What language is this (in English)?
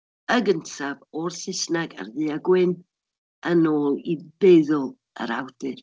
Welsh